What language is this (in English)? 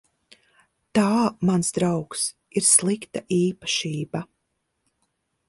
Latvian